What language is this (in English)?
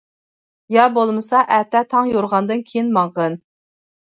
Uyghur